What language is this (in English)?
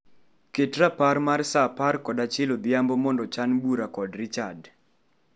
Luo (Kenya and Tanzania)